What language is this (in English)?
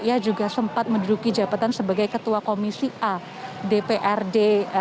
Indonesian